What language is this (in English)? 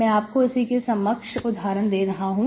Hindi